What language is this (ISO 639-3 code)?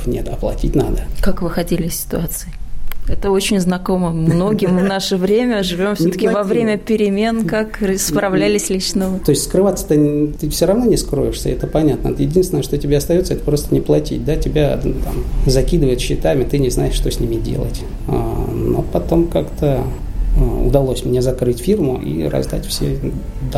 rus